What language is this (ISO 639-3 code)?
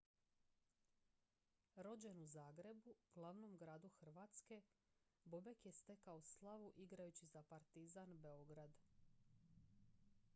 hrv